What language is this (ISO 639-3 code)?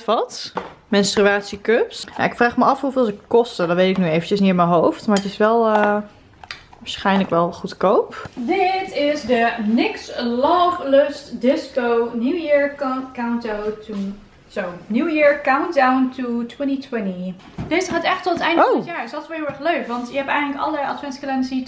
nld